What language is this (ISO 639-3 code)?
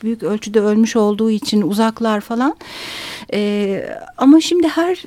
tur